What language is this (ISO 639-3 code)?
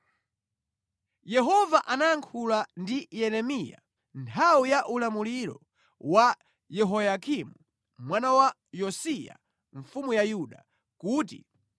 nya